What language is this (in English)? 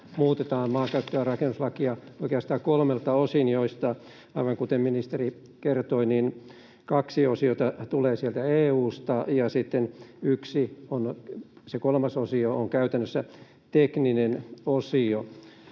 Finnish